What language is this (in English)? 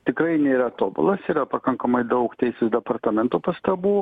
Lithuanian